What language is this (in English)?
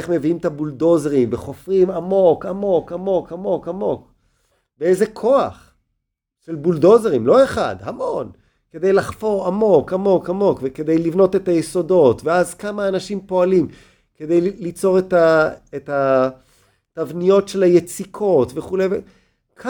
Hebrew